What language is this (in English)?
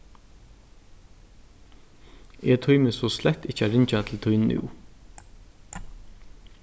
Faroese